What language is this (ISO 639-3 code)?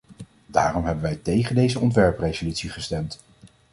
nld